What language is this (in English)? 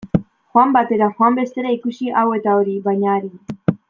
Basque